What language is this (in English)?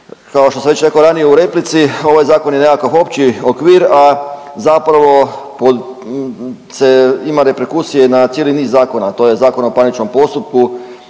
Croatian